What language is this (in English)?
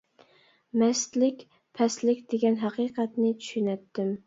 Uyghur